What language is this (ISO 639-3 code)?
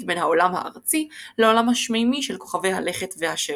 heb